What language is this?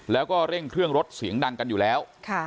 Thai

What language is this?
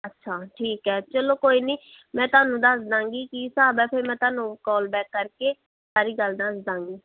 Punjabi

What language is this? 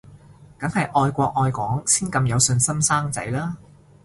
Cantonese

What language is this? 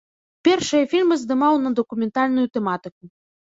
Belarusian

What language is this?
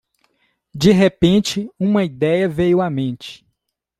Portuguese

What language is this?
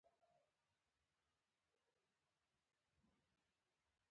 Pashto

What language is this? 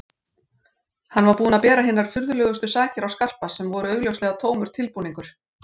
Icelandic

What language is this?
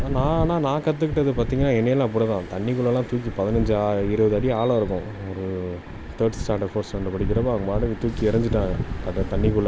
Tamil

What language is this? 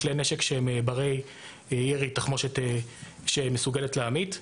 Hebrew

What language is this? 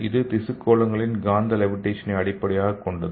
Tamil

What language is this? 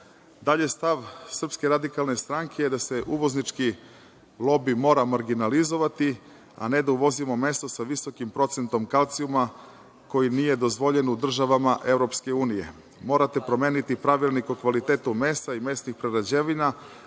Serbian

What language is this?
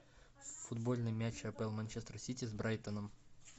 Russian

